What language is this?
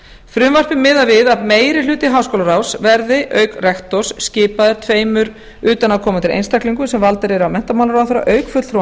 Icelandic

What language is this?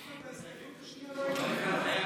Hebrew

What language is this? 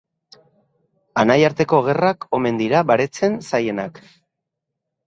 Basque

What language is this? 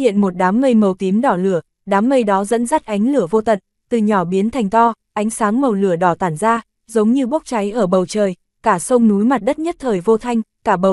Vietnamese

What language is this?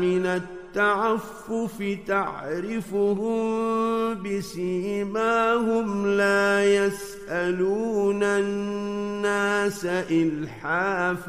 Arabic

